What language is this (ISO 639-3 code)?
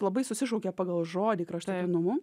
lit